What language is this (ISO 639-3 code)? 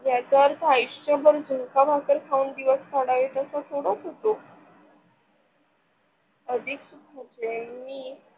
mar